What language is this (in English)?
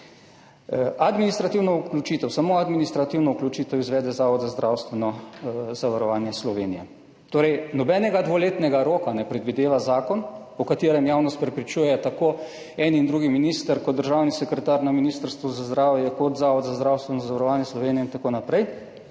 Slovenian